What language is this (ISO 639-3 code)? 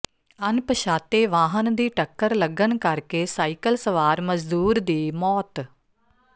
pan